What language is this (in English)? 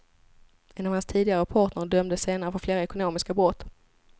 Swedish